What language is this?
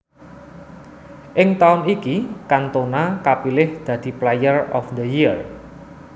Javanese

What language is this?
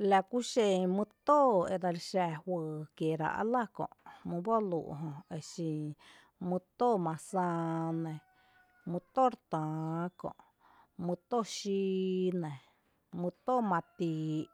Tepinapa Chinantec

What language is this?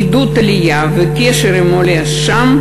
Hebrew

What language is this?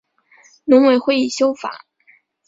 Chinese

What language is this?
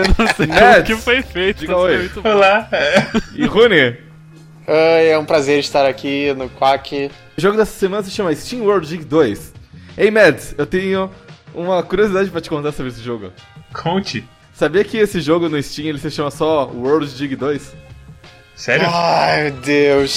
Portuguese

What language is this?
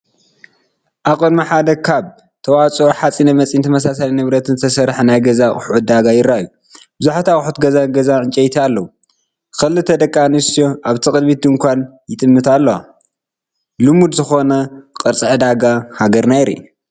Tigrinya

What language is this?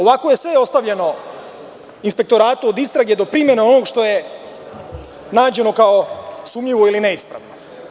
Serbian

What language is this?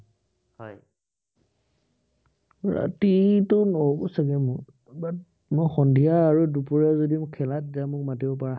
Assamese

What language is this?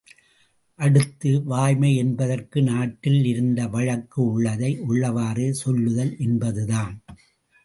Tamil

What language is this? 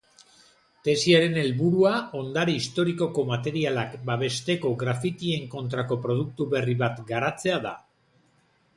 Basque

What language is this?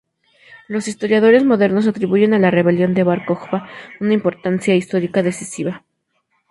Spanish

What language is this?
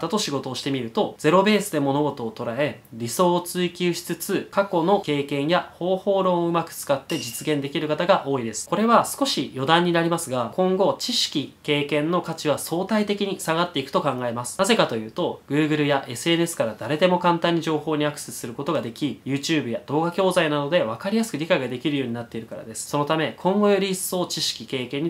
Japanese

